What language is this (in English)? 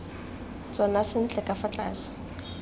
Tswana